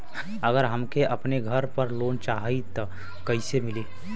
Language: Bhojpuri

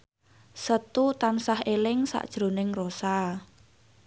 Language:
Javanese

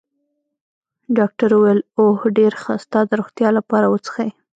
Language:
Pashto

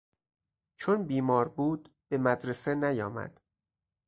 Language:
Persian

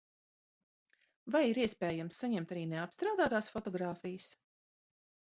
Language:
Latvian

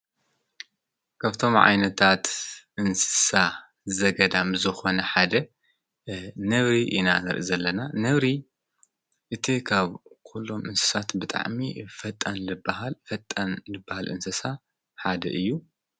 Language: Tigrinya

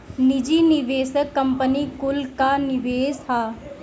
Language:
Bhojpuri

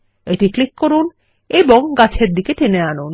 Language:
Bangla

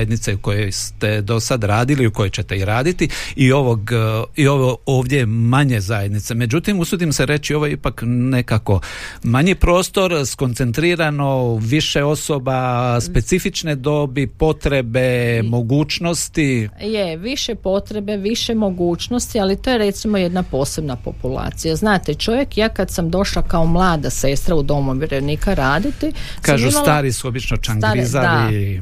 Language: Croatian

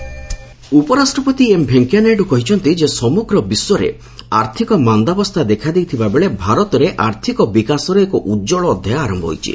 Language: Odia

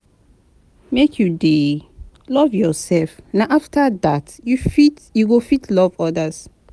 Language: Nigerian Pidgin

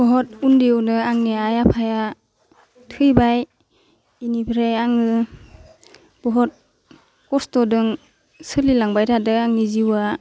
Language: Bodo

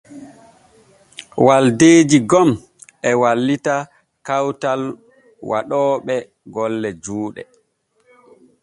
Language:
Borgu Fulfulde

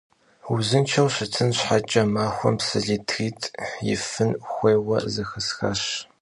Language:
Kabardian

